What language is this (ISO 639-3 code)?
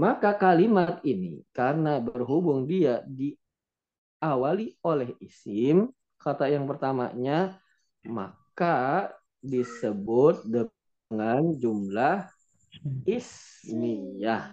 ind